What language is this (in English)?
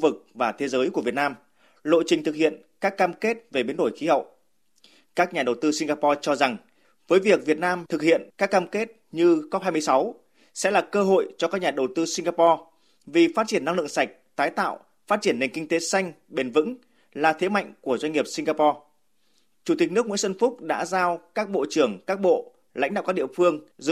Vietnamese